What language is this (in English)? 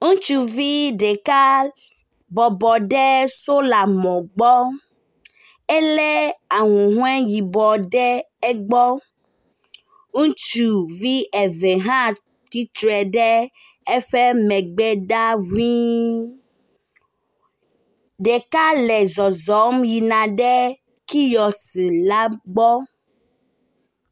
Ewe